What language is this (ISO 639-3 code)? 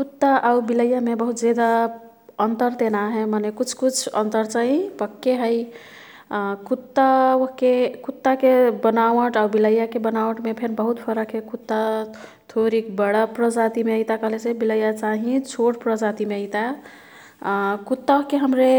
tkt